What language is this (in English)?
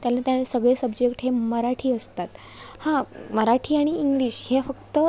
Marathi